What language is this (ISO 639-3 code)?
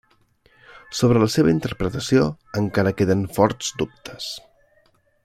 cat